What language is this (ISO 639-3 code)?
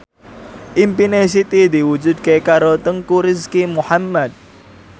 jav